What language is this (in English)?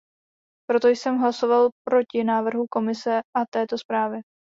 Czech